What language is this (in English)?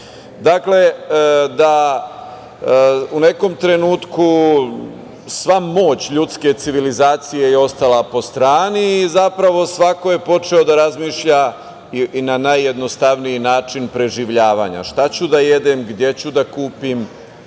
Serbian